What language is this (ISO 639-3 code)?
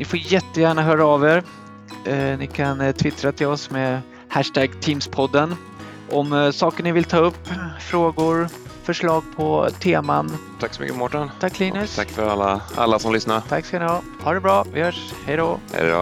swe